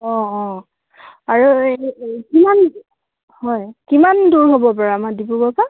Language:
Assamese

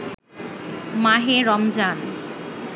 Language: Bangla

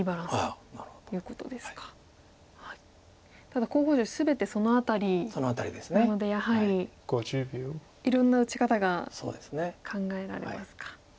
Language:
Japanese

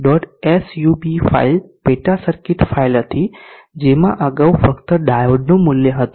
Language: Gujarati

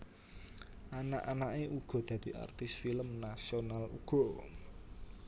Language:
Javanese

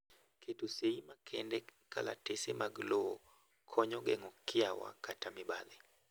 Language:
Luo (Kenya and Tanzania)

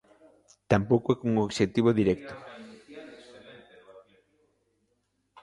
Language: Galician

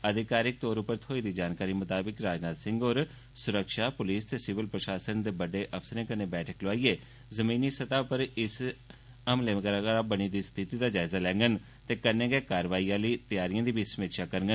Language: Dogri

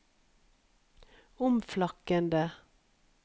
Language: Norwegian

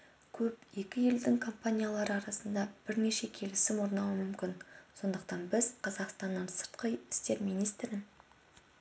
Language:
Kazakh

